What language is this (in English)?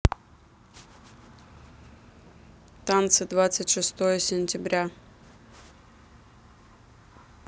Russian